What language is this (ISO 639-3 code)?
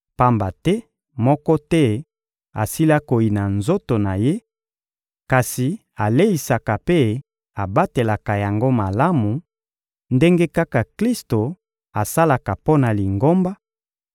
lin